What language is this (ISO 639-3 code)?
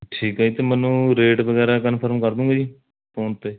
pan